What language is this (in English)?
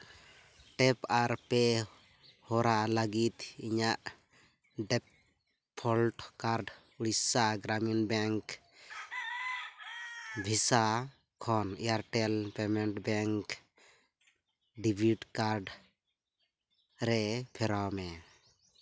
Santali